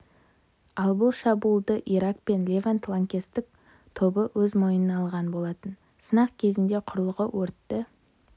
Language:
Kazakh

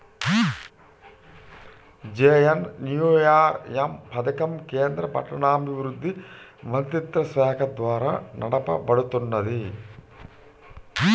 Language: Telugu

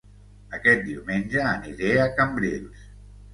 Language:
Catalan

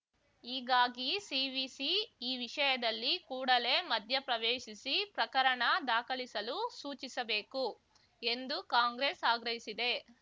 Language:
Kannada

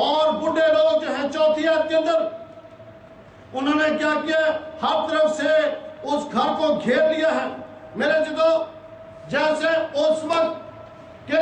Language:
Turkish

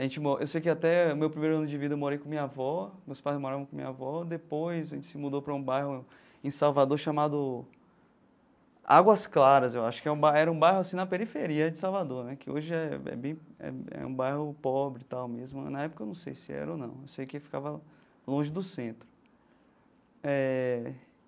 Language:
Portuguese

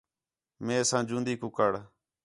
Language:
Khetrani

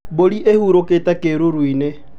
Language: Kikuyu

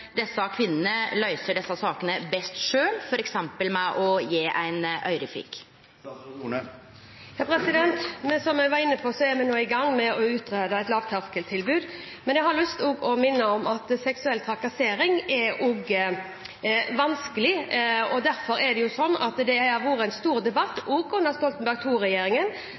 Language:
Norwegian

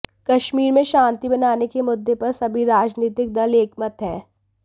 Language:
Hindi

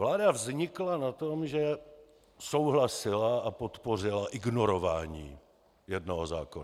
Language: Czech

